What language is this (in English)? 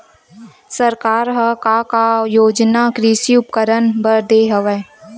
Chhattisgarhi